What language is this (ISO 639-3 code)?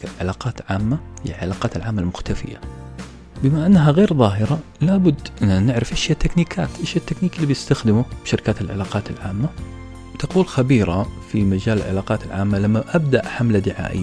ara